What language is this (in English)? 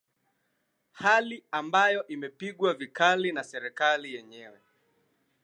Swahili